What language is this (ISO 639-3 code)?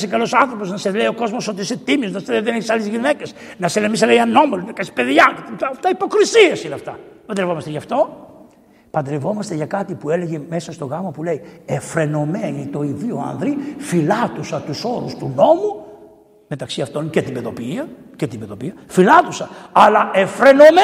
ell